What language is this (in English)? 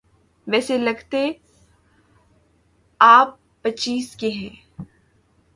Urdu